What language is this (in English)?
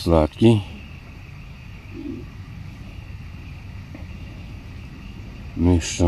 Russian